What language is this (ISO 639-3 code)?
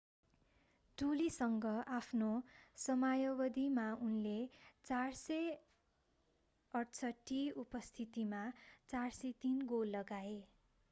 nep